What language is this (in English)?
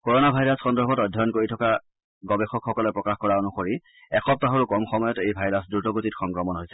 Assamese